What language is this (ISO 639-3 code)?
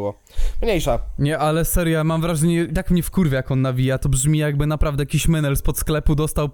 pol